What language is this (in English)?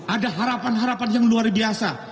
Indonesian